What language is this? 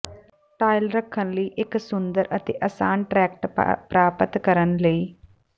Punjabi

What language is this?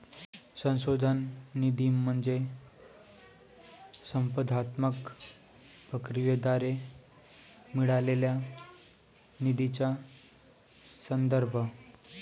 Marathi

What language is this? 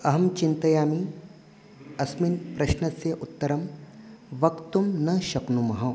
Sanskrit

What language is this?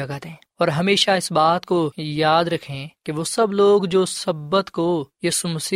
Urdu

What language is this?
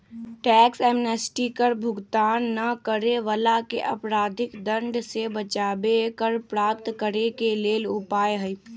Magahi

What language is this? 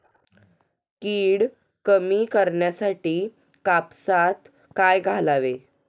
Marathi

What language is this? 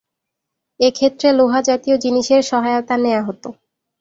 Bangla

